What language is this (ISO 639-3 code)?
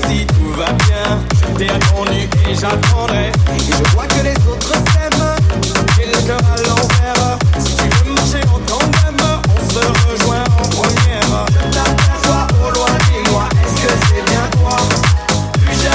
deu